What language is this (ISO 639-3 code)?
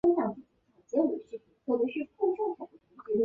zho